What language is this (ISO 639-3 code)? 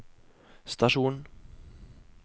nor